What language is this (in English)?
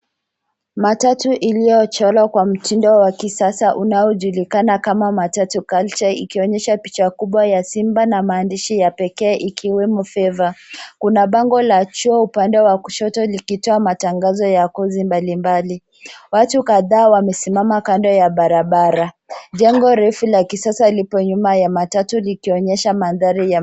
Swahili